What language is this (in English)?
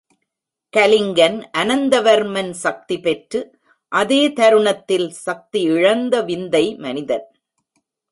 Tamil